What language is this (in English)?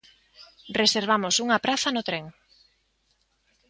Galician